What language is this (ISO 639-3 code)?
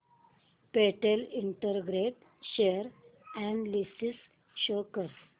mar